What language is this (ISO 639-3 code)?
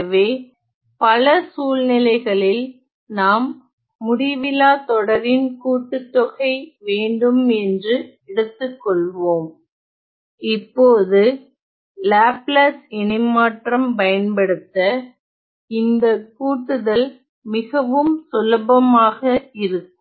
tam